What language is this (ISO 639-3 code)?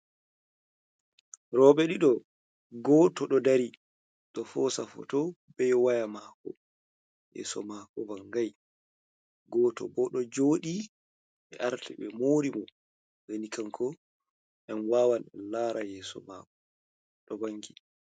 ful